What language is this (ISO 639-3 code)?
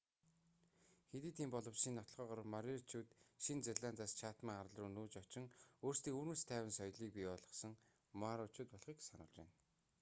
mon